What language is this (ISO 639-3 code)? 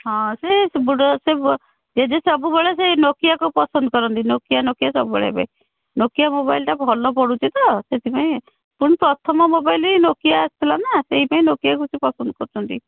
ori